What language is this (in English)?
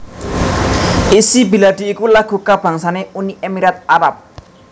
Javanese